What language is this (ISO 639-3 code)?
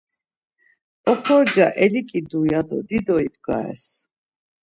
lzz